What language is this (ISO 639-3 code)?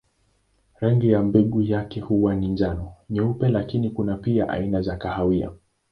swa